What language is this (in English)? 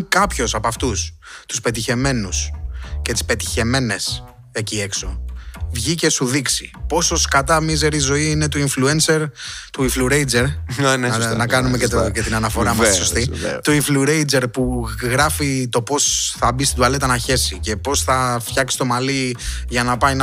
Greek